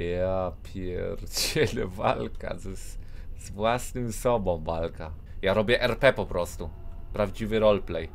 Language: Polish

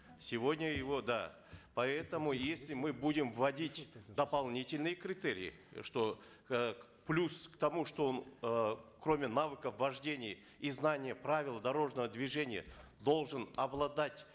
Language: Kazakh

